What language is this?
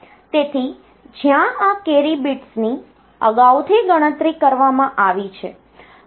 Gujarati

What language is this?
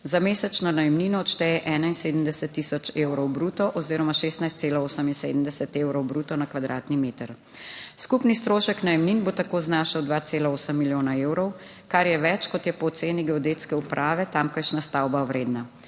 Slovenian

